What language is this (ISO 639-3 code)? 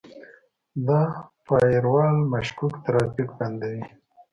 pus